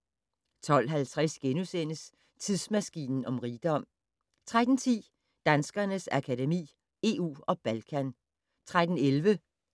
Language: Danish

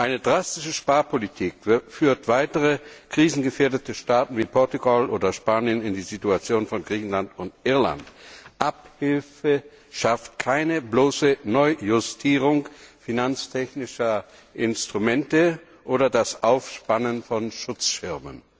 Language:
German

